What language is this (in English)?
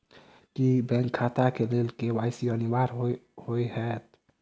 Maithili